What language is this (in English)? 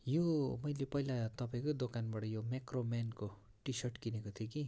Nepali